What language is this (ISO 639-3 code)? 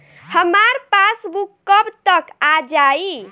bho